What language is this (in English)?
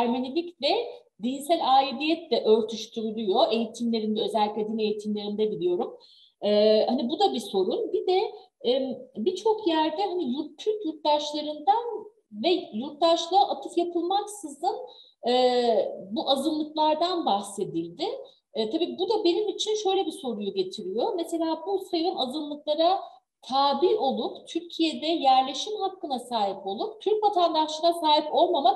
Turkish